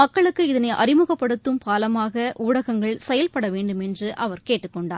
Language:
Tamil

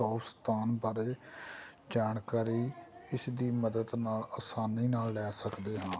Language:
Punjabi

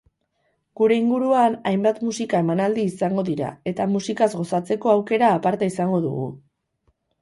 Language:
Basque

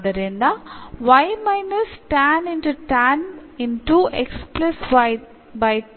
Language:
Kannada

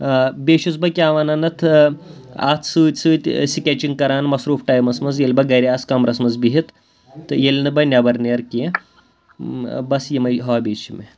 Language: Kashmiri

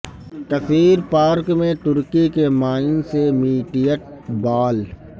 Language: Urdu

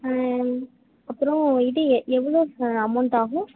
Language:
Tamil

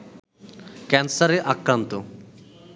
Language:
Bangla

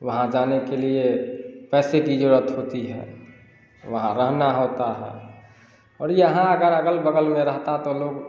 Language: Hindi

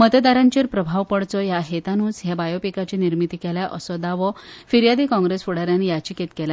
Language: Konkani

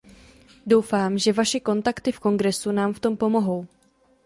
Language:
Czech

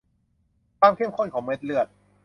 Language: Thai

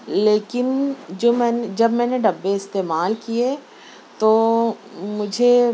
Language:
Urdu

